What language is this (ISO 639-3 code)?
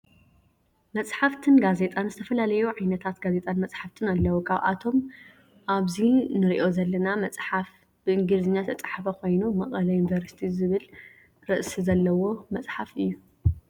tir